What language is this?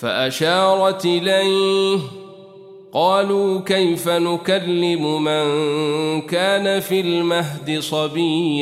Arabic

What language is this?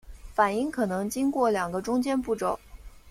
Chinese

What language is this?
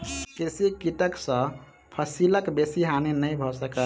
Maithili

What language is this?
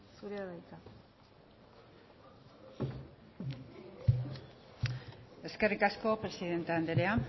Basque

